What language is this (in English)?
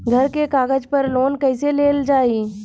Bhojpuri